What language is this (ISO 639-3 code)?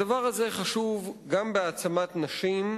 heb